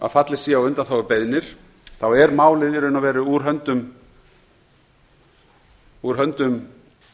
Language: Icelandic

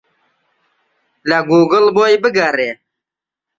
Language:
Central Kurdish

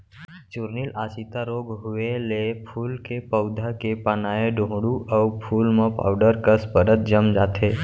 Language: Chhattisgarhi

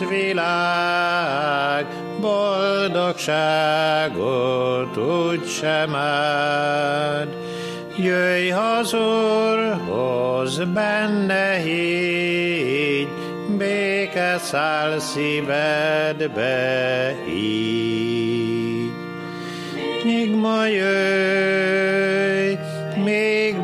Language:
Hungarian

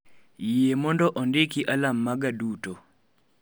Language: Luo (Kenya and Tanzania)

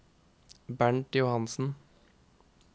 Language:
Norwegian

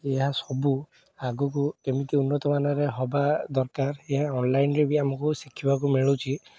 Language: Odia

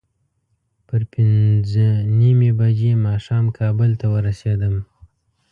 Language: Pashto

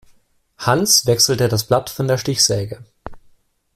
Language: German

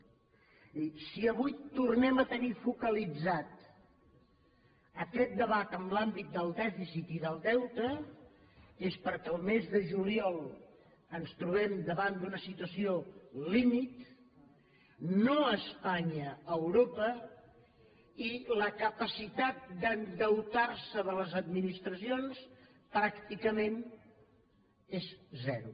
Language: Catalan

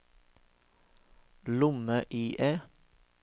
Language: Norwegian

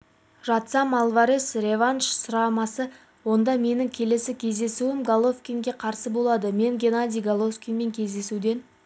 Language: Kazakh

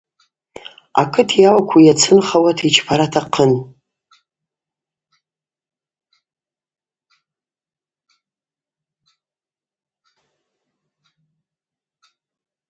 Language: Abaza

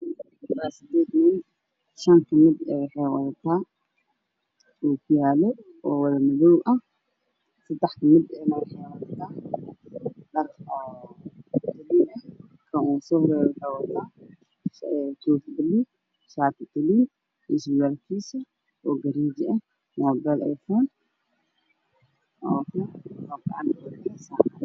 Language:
Somali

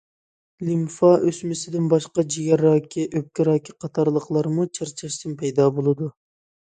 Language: Uyghur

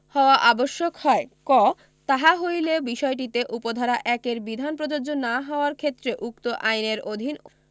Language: Bangla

